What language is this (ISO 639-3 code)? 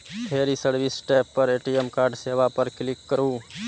mai